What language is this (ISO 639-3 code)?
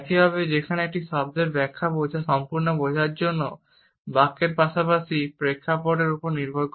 ben